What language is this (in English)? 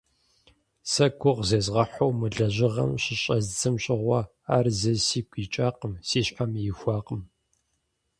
Kabardian